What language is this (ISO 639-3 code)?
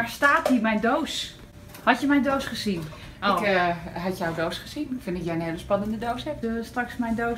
nld